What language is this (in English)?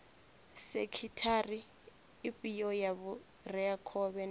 Venda